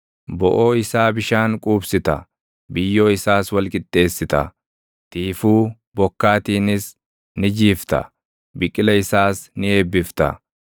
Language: Oromo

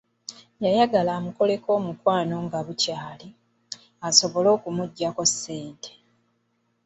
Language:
Ganda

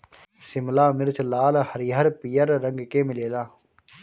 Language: Bhojpuri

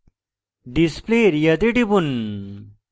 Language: Bangla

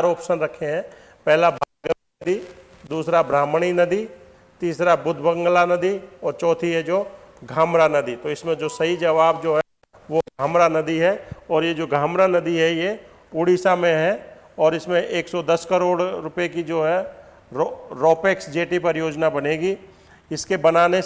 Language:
Hindi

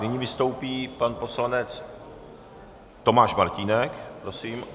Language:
Czech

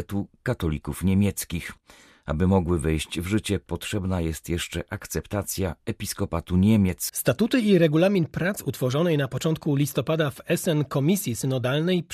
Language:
Polish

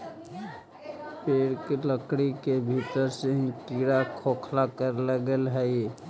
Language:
Magahi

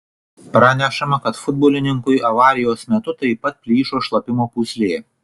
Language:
Lithuanian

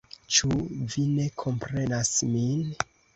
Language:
Esperanto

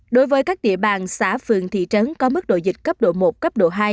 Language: Vietnamese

